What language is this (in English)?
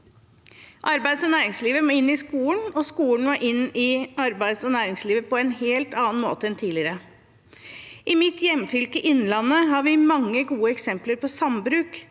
Norwegian